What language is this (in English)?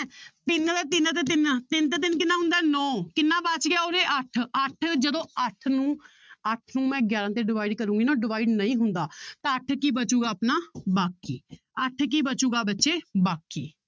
Punjabi